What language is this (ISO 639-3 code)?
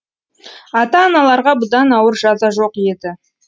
kaz